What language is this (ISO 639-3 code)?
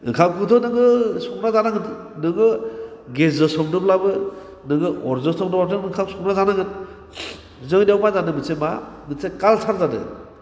brx